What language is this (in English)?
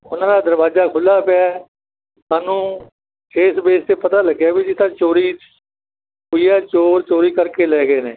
Punjabi